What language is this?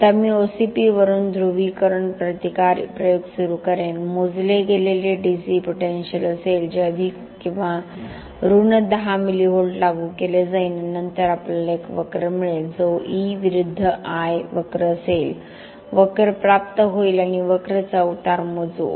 Marathi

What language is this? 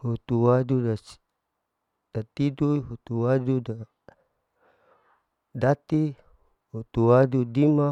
Larike-Wakasihu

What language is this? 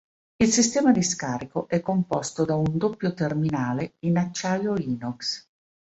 Italian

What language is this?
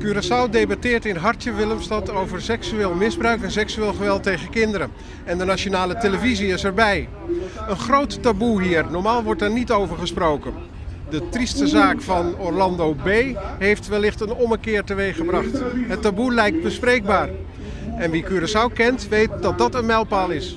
Dutch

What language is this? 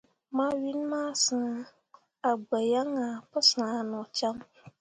Mundang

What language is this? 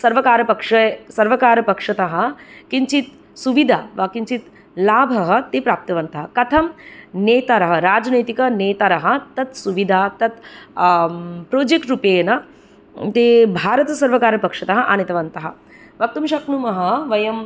Sanskrit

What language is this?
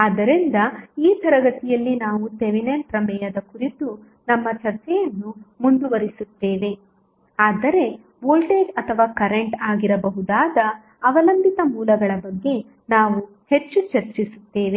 Kannada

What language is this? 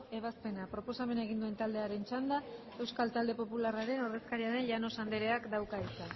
Basque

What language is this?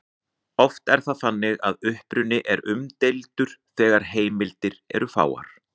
Icelandic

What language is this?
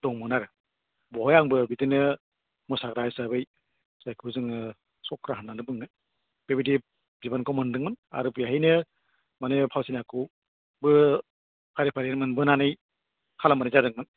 Bodo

